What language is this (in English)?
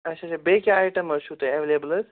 Kashmiri